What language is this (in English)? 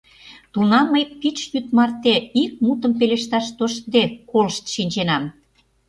Mari